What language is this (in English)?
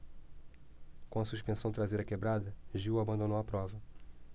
Portuguese